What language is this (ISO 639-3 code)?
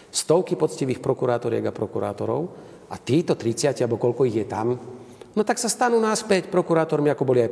slk